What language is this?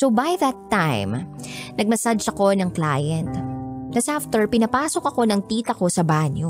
Filipino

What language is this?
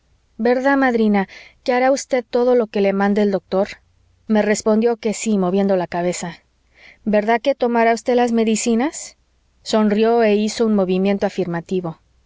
Spanish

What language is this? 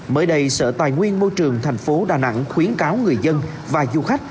Vietnamese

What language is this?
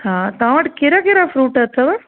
Sindhi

